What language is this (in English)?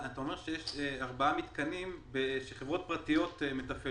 Hebrew